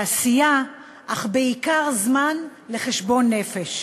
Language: Hebrew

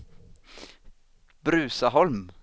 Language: Swedish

